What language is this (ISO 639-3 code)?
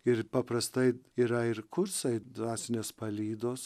lit